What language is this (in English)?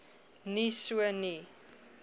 Afrikaans